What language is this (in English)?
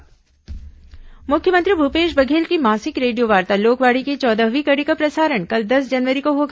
Hindi